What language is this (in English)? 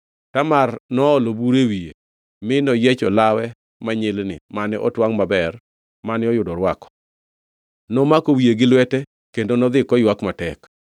Luo (Kenya and Tanzania)